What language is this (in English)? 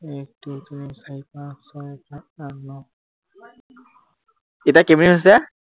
Assamese